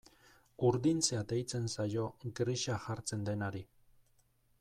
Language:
Basque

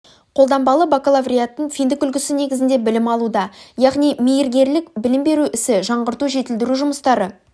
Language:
Kazakh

